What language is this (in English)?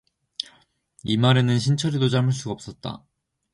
Korean